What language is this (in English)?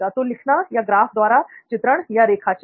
Hindi